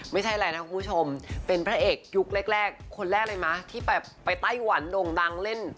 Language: Thai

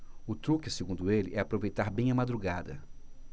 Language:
Portuguese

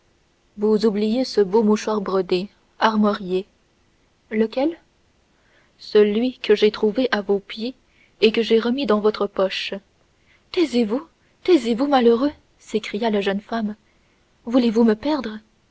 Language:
French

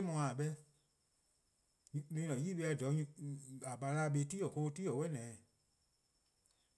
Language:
Eastern Krahn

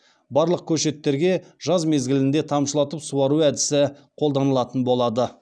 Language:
Kazakh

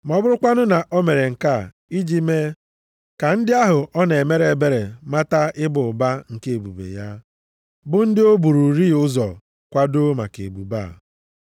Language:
Igbo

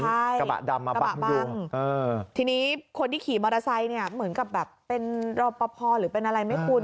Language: Thai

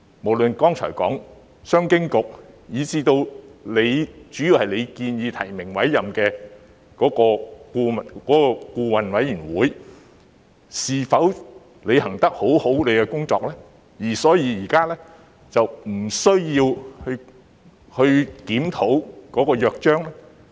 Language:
Cantonese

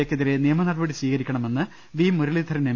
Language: Malayalam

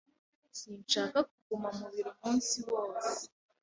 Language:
Kinyarwanda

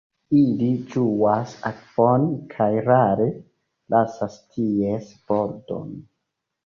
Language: Esperanto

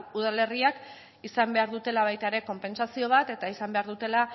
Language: Basque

